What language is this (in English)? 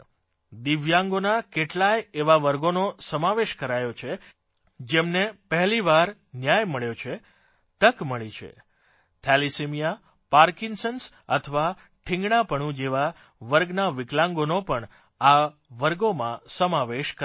Gujarati